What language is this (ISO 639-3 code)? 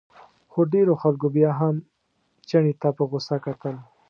pus